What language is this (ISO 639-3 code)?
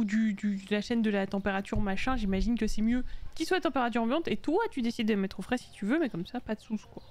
fra